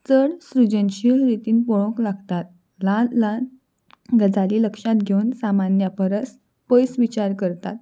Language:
Konkani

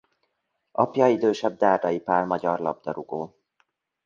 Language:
Hungarian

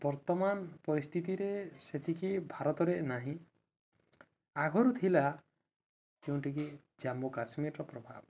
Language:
Odia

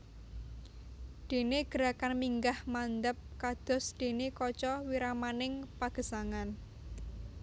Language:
Javanese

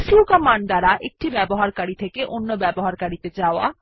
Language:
Bangla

